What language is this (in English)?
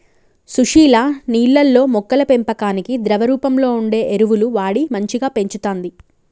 Telugu